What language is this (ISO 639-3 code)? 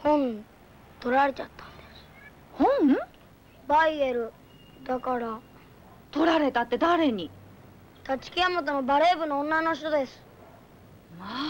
jpn